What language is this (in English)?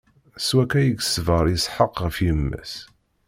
Kabyle